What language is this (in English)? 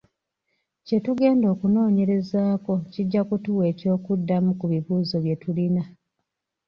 Ganda